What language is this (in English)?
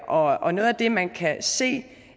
Danish